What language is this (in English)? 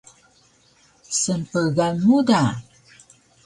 Taroko